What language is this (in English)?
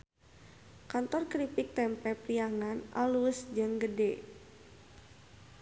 Sundanese